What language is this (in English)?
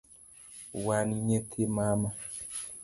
Luo (Kenya and Tanzania)